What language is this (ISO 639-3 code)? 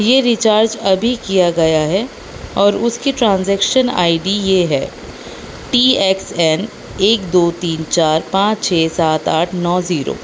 urd